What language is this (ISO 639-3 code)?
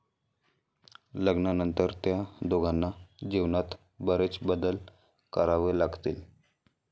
mar